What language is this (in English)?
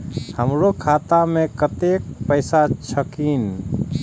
Maithili